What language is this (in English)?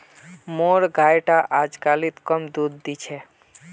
Magahi